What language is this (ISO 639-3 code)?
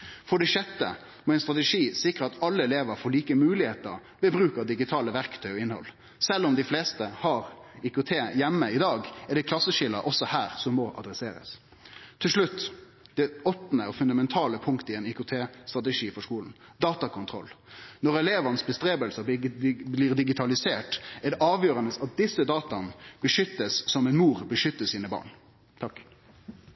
nno